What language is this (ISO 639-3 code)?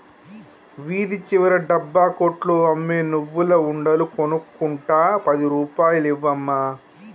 tel